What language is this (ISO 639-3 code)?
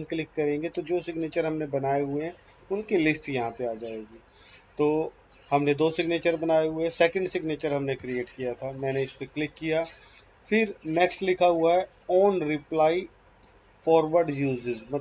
hin